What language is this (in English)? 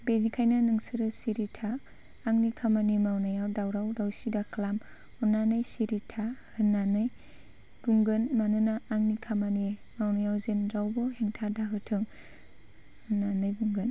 Bodo